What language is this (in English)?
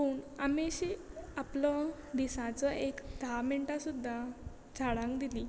Konkani